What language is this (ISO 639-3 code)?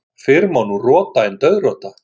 isl